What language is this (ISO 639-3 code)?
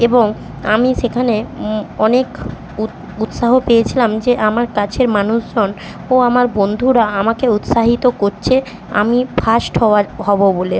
ben